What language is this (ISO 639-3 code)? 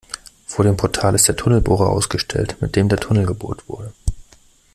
deu